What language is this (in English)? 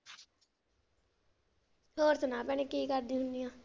Punjabi